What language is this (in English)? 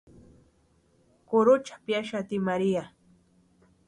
Western Highland Purepecha